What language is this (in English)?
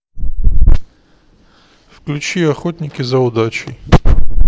Russian